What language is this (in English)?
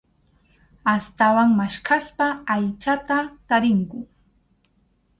Arequipa-La Unión Quechua